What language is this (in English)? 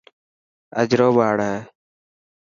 Dhatki